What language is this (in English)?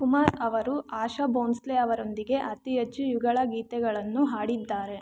Kannada